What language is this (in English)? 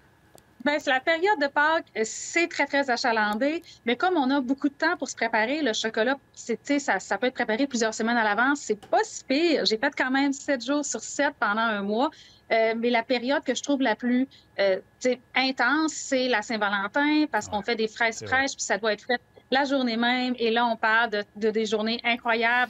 French